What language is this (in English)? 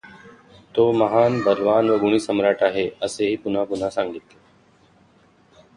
Marathi